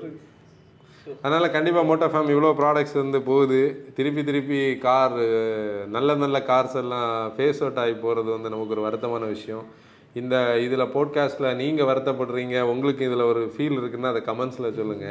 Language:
Tamil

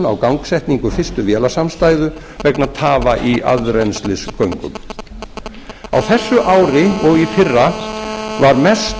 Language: Icelandic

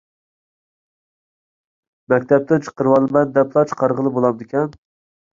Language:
Uyghur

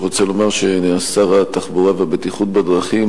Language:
Hebrew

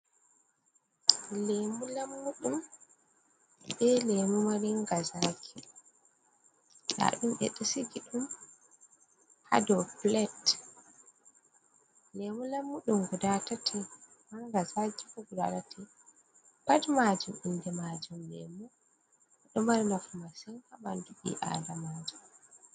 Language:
Fula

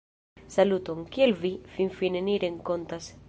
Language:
Esperanto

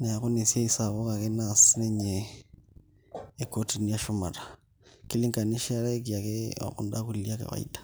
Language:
Masai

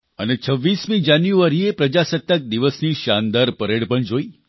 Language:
Gujarati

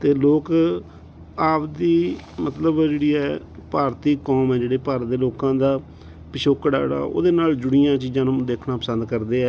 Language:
Punjabi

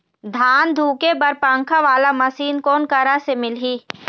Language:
Chhattisgarhi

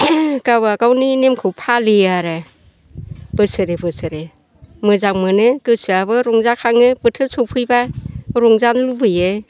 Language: Bodo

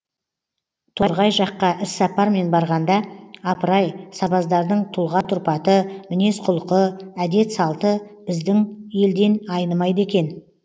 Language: Kazakh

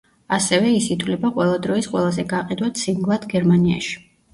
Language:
Georgian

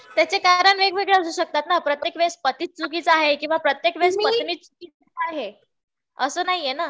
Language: Marathi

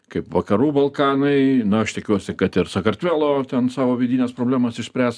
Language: Lithuanian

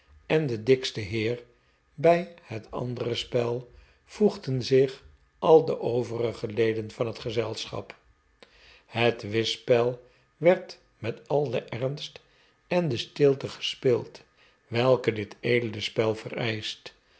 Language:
Dutch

